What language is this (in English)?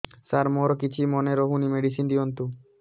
Odia